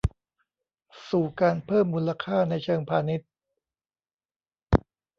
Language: Thai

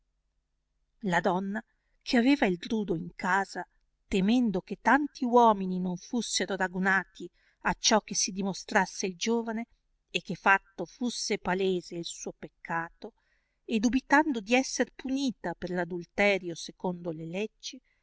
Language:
Italian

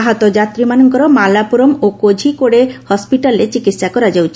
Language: Odia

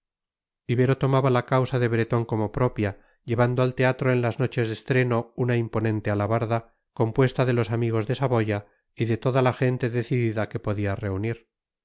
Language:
Spanish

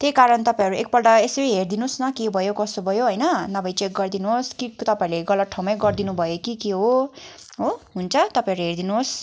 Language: Nepali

